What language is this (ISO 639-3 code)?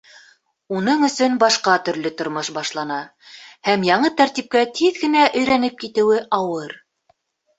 bak